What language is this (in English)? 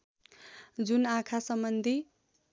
Nepali